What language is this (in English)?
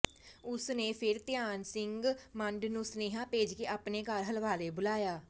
Punjabi